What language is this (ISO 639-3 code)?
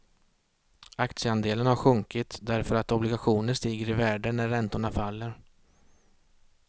swe